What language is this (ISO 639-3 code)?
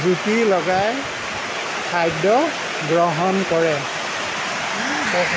asm